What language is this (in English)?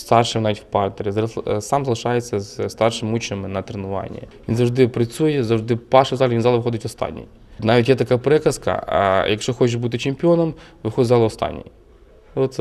Ukrainian